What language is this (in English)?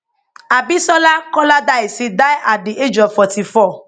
Nigerian Pidgin